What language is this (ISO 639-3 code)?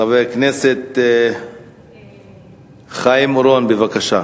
heb